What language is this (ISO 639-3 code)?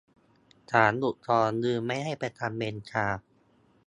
tha